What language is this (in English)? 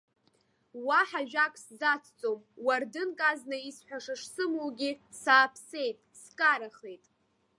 Abkhazian